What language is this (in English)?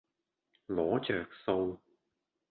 Cantonese